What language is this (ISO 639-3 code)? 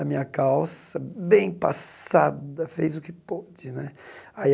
por